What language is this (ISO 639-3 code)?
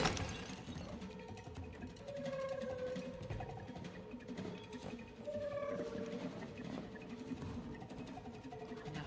ara